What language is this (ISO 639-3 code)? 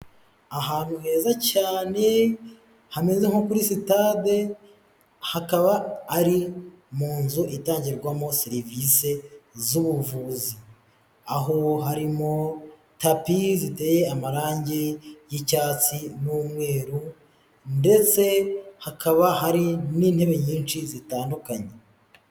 kin